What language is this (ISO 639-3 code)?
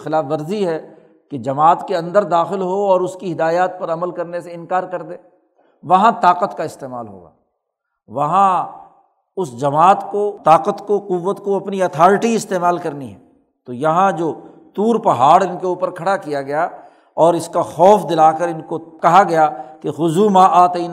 urd